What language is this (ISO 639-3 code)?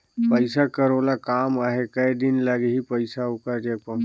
hne